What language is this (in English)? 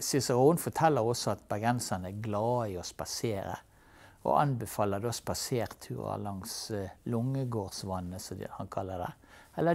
Norwegian